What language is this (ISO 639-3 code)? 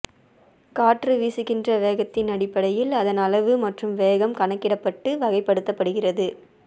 tam